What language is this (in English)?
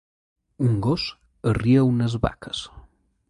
Catalan